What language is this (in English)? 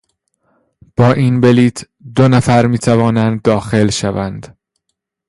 Persian